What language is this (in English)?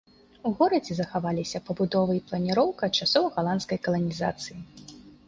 Belarusian